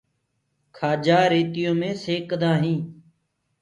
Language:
Gurgula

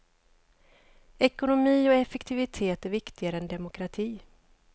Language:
Swedish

